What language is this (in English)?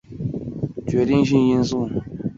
Chinese